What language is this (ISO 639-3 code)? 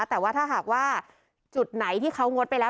tha